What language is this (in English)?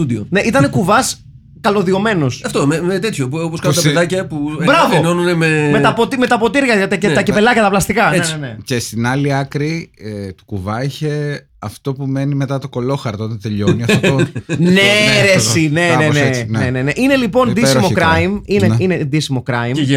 Greek